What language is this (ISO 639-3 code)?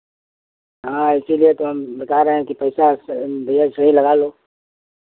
hin